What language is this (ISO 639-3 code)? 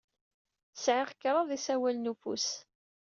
kab